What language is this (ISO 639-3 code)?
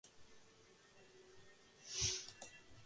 kat